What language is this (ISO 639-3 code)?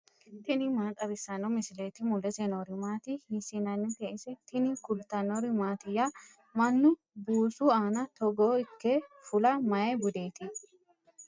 sid